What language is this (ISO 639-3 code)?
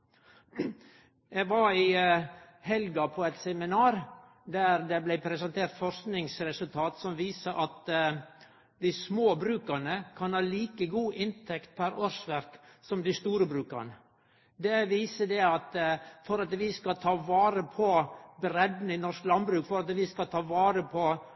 nno